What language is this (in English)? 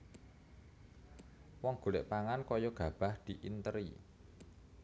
Javanese